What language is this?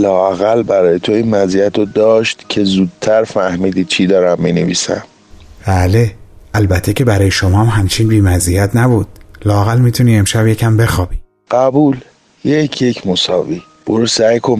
Persian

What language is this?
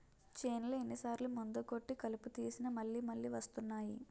Telugu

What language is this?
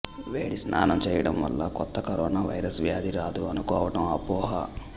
Telugu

